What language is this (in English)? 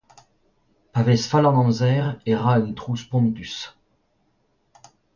Breton